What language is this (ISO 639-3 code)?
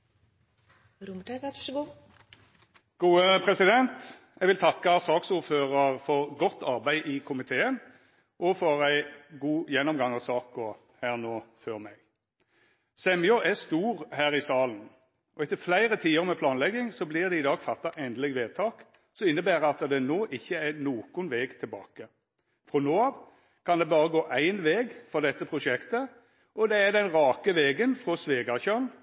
nno